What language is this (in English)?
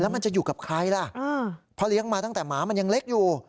Thai